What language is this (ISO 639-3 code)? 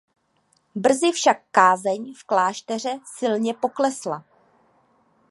ces